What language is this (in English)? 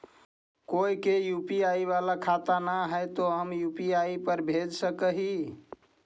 Magahi